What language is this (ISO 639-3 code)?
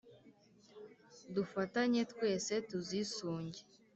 kin